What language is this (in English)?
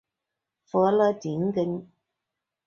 Chinese